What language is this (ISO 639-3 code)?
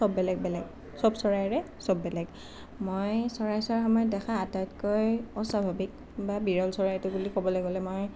asm